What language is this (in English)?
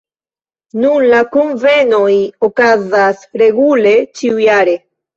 Esperanto